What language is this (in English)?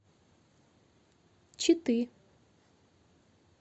Russian